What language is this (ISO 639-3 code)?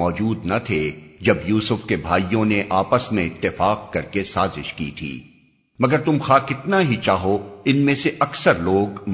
urd